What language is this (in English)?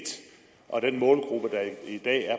Danish